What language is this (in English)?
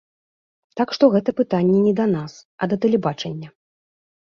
Belarusian